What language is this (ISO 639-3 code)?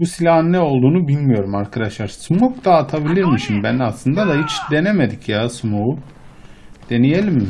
tur